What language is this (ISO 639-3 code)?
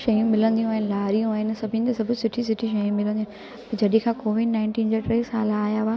snd